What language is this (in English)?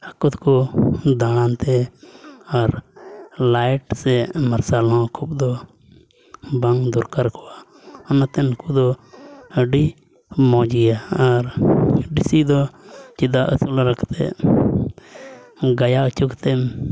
Santali